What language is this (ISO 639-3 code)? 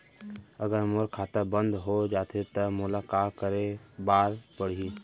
hne